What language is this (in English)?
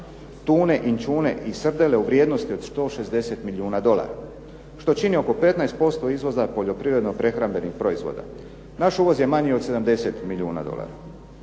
Croatian